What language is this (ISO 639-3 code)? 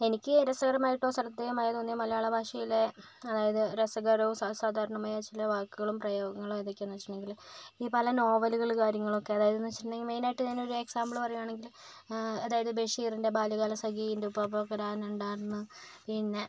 mal